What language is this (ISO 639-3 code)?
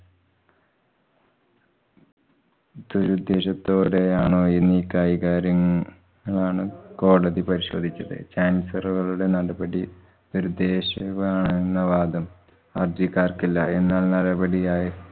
mal